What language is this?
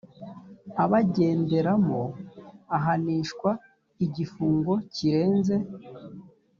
Kinyarwanda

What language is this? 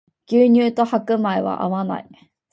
Japanese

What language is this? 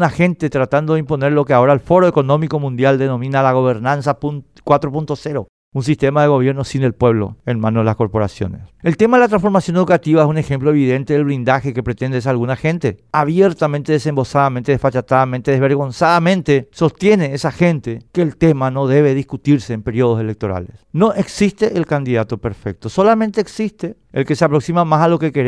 Spanish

